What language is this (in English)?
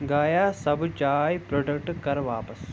Kashmiri